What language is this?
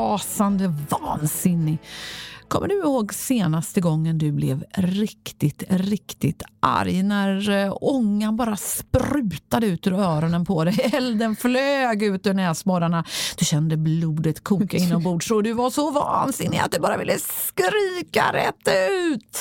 Swedish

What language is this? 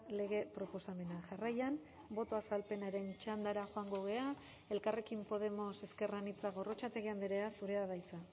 Basque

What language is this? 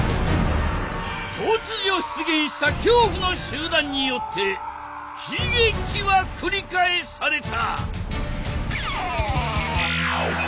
Japanese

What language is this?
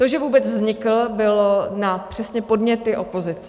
Czech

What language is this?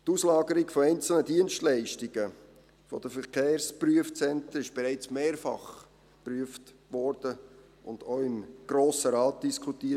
Swiss German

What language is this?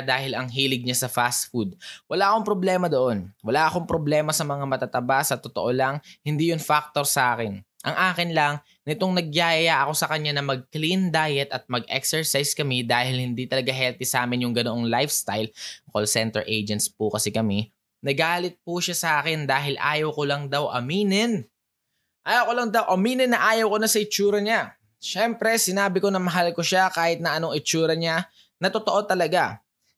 Filipino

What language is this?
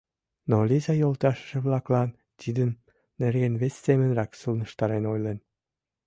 Mari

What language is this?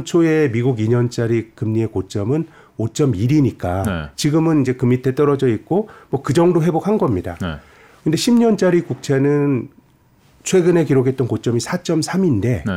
Korean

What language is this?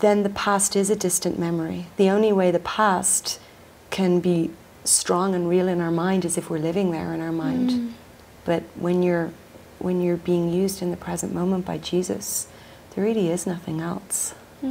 English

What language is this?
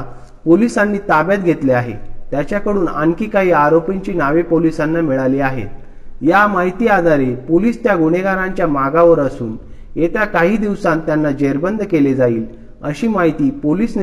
Marathi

